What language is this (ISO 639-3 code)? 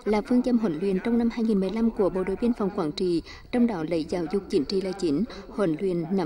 vie